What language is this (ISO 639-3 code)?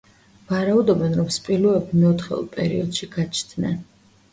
kat